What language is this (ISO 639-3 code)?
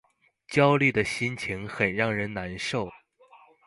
zho